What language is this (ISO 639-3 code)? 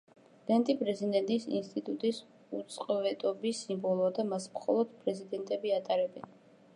kat